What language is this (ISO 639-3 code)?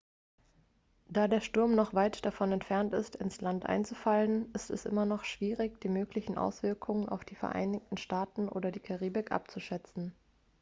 deu